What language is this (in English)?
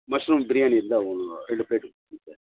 Tamil